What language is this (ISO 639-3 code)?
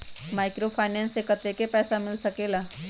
mag